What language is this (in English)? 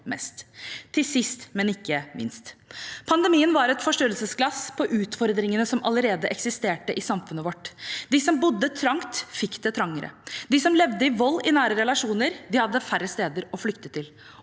Norwegian